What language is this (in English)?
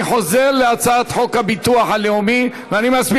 Hebrew